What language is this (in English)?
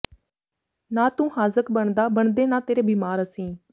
Punjabi